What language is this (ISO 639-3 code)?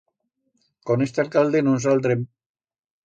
arg